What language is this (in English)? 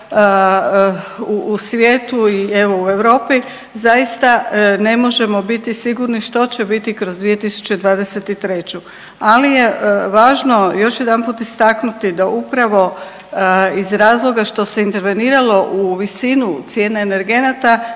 Croatian